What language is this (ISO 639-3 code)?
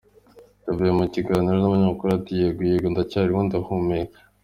kin